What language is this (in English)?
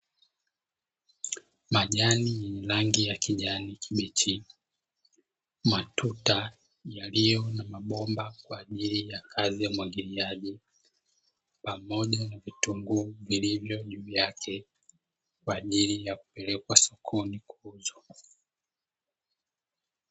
Swahili